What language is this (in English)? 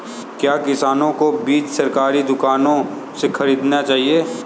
Hindi